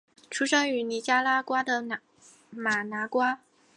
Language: Chinese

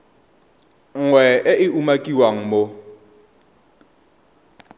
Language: Tswana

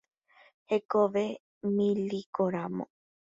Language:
Guarani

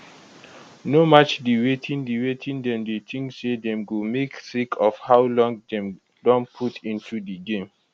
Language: Nigerian Pidgin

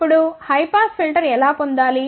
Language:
Telugu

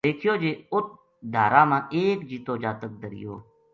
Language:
Gujari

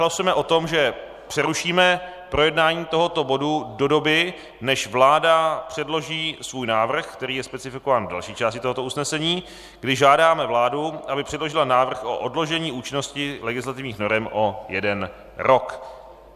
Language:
Czech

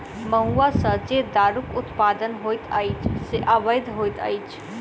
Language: Maithili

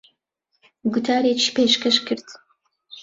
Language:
Central Kurdish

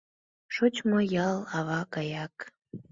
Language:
Mari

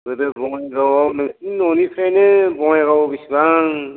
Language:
Bodo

